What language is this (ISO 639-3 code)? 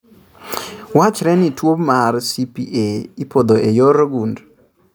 luo